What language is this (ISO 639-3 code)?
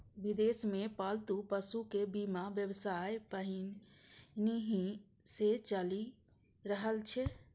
mai